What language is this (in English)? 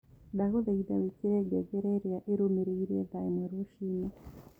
Kikuyu